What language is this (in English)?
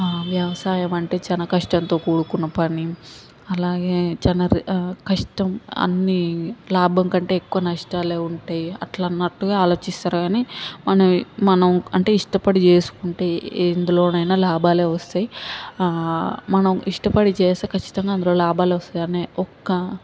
Telugu